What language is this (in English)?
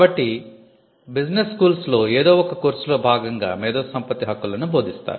Telugu